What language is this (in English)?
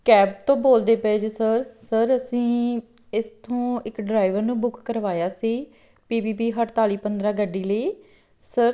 Punjabi